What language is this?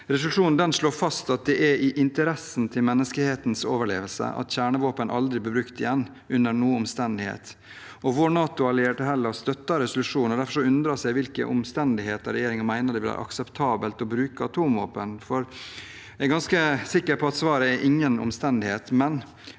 Norwegian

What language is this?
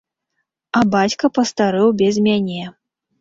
Belarusian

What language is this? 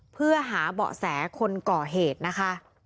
Thai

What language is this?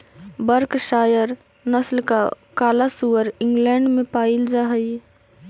Magahi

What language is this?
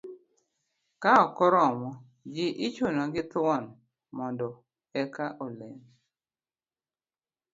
Luo (Kenya and Tanzania)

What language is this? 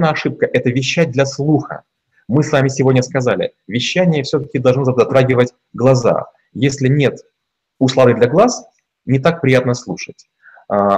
Russian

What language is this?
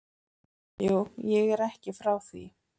Icelandic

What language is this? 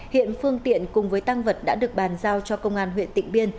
Vietnamese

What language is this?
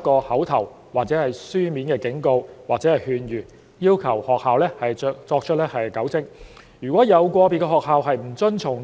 Cantonese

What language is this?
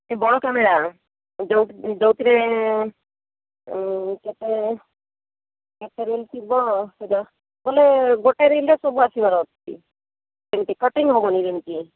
Odia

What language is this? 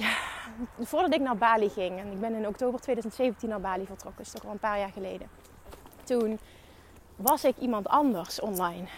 Dutch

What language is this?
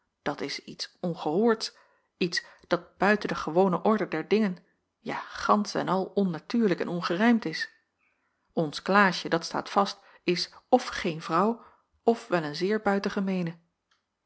Dutch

